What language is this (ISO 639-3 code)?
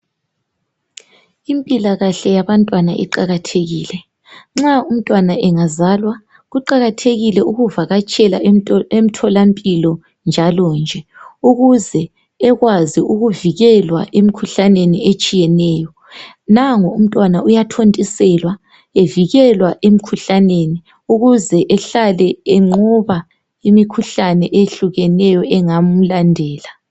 nde